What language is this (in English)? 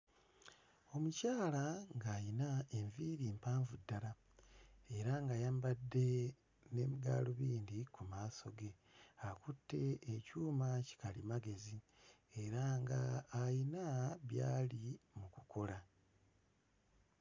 Ganda